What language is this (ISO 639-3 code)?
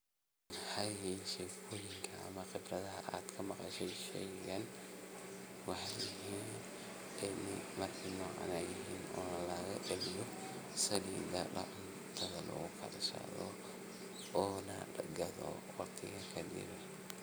som